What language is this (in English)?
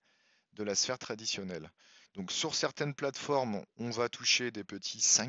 French